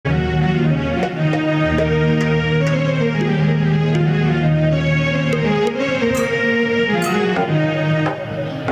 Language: Arabic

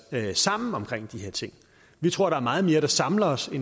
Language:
Danish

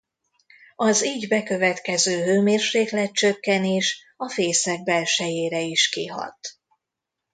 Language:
Hungarian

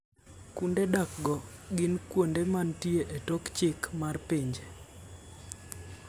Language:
Luo (Kenya and Tanzania)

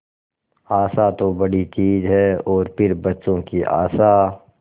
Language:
Hindi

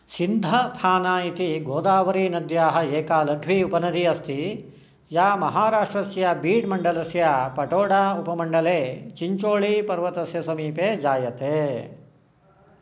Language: Sanskrit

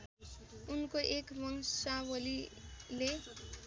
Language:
Nepali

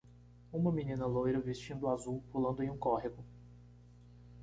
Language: Portuguese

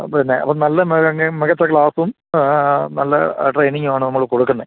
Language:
Malayalam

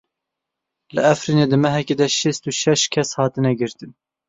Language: Kurdish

